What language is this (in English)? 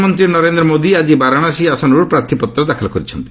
Odia